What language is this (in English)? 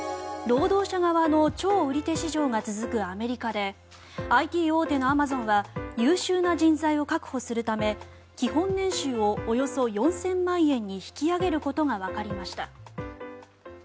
Japanese